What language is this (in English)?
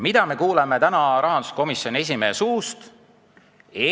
Estonian